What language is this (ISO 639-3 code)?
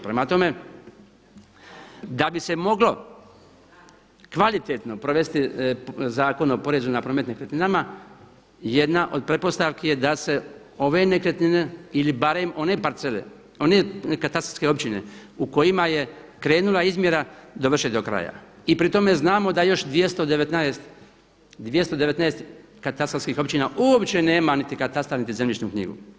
hrv